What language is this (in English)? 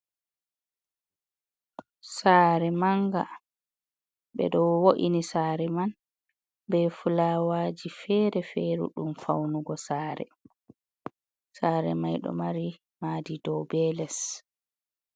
Fula